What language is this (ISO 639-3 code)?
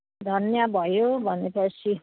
nep